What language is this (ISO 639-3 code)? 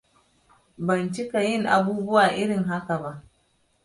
hau